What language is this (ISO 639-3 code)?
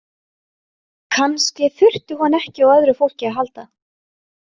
isl